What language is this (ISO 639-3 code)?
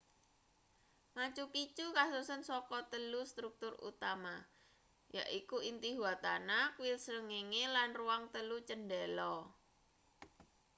jav